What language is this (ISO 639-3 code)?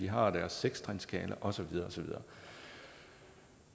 dan